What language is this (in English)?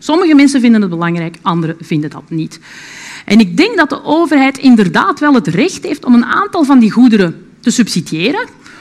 Dutch